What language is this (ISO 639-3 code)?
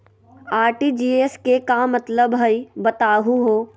mag